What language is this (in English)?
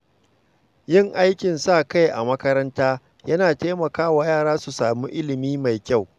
Hausa